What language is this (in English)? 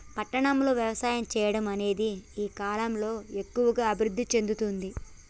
Telugu